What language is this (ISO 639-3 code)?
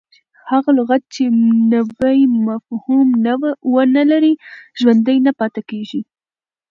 pus